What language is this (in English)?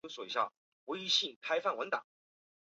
Chinese